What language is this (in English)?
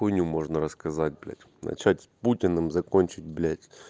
Russian